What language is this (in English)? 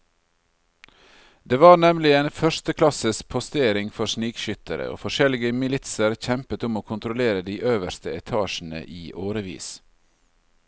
Norwegian